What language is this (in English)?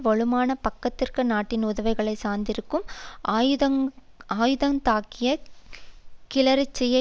Tamil